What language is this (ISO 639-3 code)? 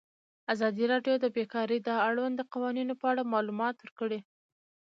pus